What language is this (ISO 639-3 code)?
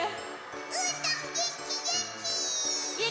jpn